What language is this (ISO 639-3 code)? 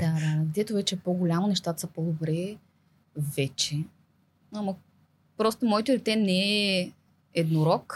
bul